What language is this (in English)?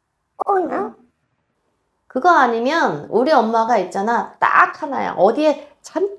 Korean